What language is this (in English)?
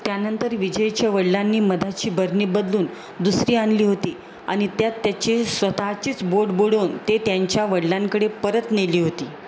Marathi